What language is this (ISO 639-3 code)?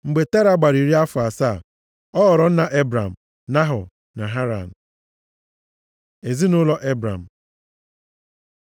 ibo